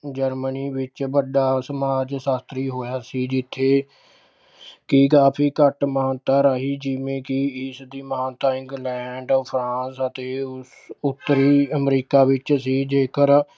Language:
Punjabi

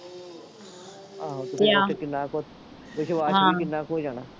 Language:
Punjabi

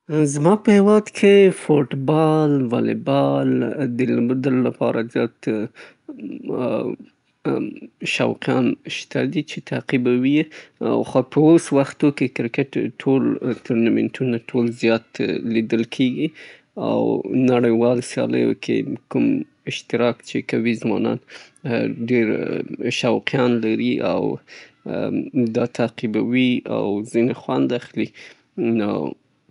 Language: Southern Pashto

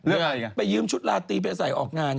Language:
Thai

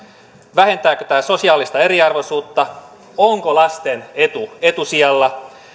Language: Finnish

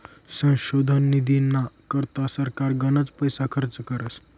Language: Marathi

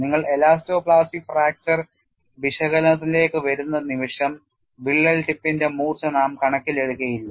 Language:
Malayalam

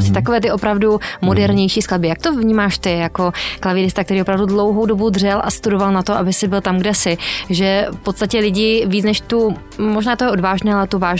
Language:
Czech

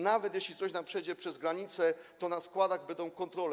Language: Polish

